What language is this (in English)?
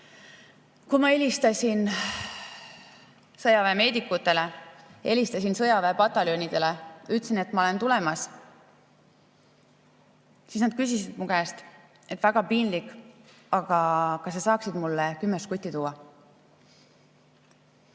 Estonian